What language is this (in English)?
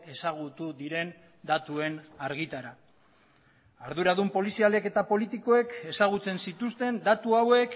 Basque